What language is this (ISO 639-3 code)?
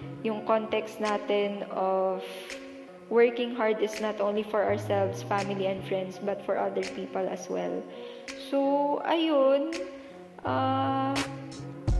fil